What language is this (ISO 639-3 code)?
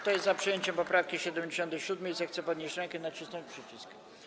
pol